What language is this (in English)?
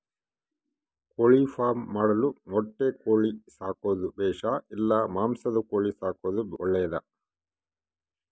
Kannada